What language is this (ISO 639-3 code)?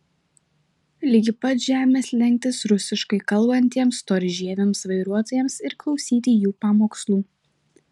lit